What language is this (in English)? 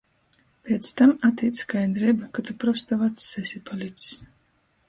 Latgalian